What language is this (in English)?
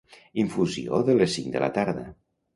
Catalan